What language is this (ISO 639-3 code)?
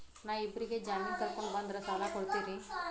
kan